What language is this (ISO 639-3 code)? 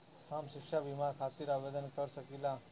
bho